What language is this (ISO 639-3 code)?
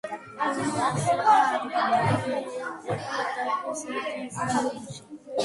kat